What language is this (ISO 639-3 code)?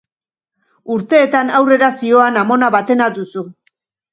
eus